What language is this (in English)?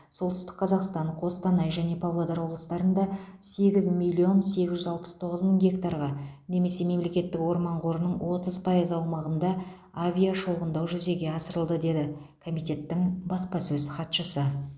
Kazakh